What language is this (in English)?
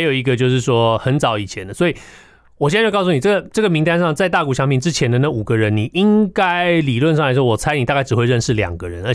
Chinese